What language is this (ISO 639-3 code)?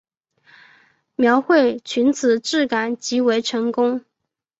zho